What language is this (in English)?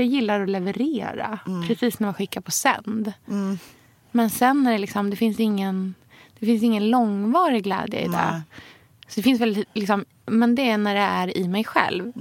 Swedish